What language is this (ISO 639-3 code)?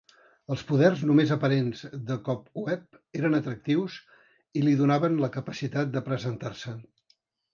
cat